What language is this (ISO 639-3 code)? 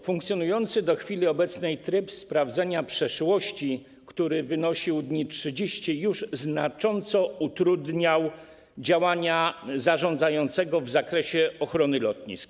pol